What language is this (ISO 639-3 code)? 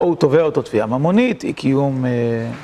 heb